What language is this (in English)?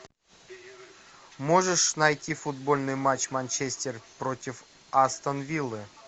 Russian